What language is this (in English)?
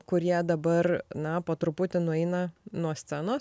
Lithuanian